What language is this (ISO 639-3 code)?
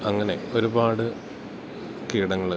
mal